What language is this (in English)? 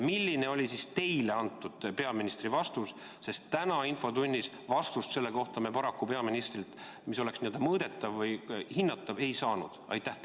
Estonian